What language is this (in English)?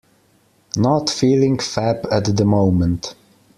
English